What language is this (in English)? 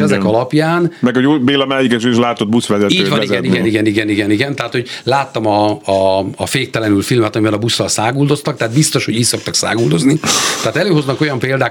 Hungarian